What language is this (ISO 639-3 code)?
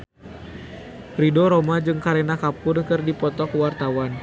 sun